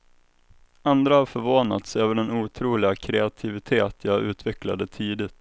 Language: Swedish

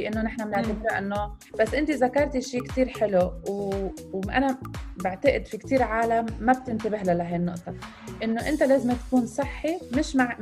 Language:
Arabic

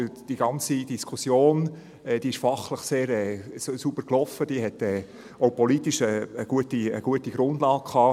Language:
Swiss German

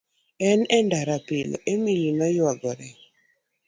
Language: Luo (Kenya and Tanzania)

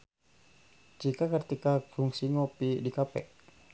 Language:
Sundanese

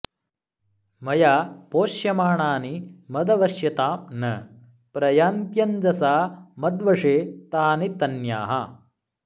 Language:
Sanskrit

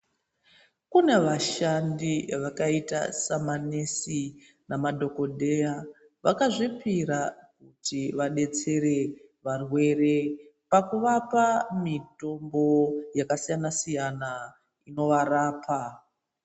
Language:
Ndau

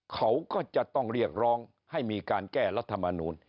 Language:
Thai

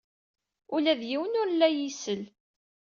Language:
Kabyle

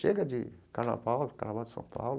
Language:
Portuguese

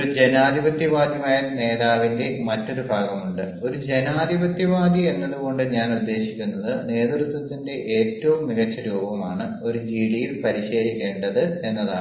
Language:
Malayalam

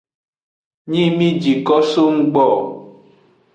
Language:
Aja (Benin)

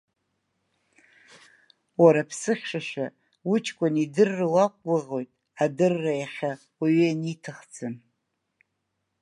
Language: Abkhazian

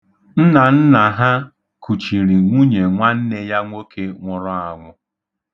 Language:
Igbo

